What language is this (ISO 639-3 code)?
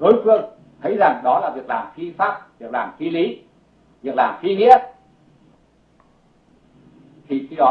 vie